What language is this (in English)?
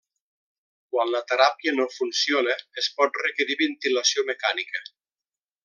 Catalan